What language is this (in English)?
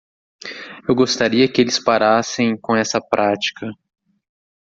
Portuguese